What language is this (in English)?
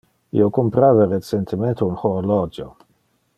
Interlingua